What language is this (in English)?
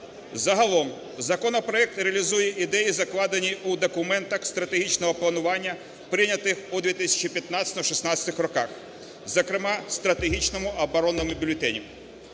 Ukrainian